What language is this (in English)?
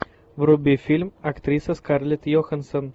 Russian